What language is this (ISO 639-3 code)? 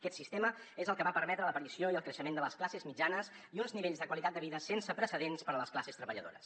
cat